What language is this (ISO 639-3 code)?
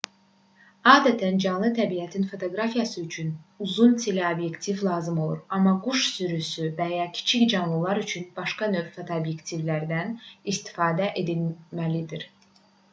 aze